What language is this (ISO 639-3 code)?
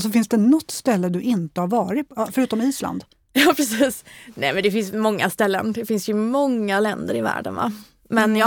swe